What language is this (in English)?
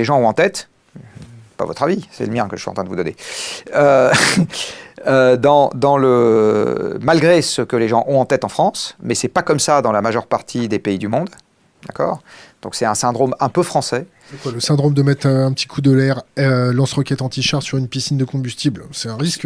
French